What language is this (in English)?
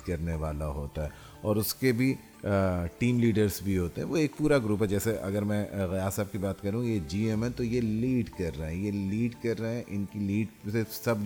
Urdu